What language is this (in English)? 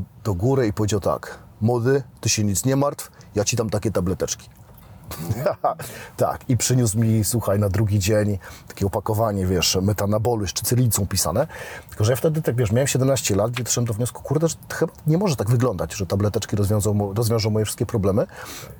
Polish